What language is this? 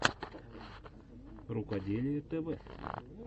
Russian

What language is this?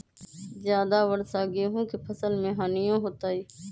Magahi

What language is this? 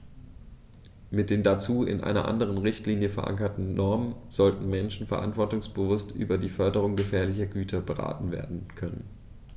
German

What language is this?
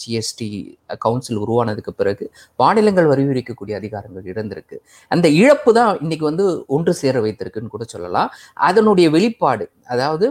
Tamil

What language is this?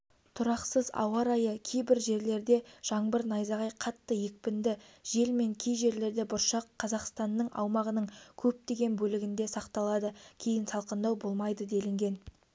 Kazakh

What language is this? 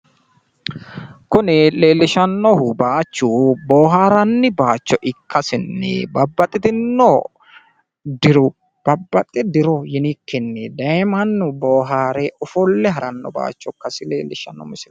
Sidamo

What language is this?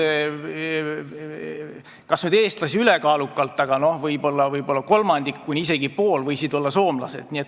Estonian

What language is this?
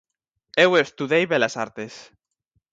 Galician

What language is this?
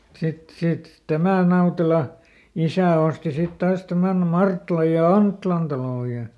Finnish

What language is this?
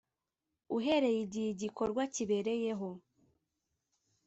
Kinyarwanda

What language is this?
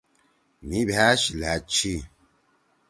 Torwali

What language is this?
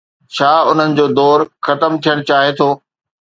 Sindhi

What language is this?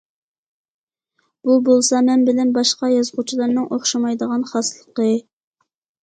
Uyghur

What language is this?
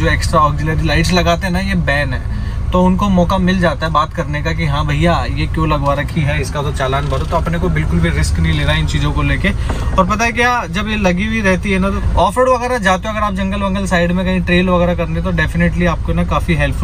Hindi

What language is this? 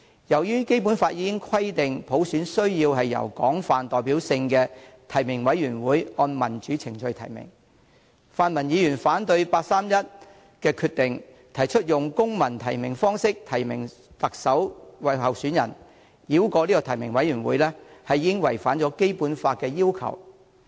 Cantonese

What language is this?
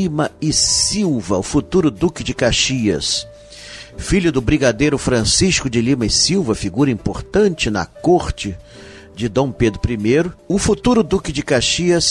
Portuguese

